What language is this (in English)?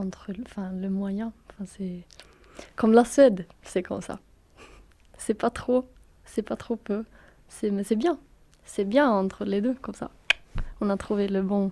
French